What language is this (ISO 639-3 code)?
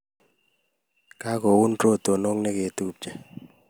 kln